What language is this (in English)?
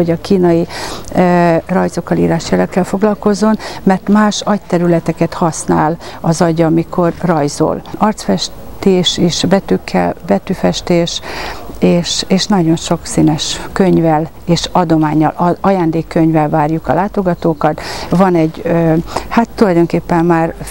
Hungarian